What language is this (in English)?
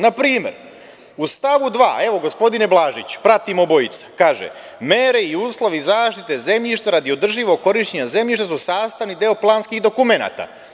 Serbian